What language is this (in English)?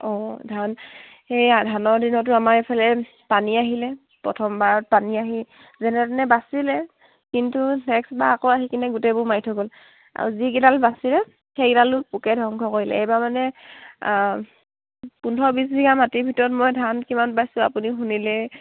Assamese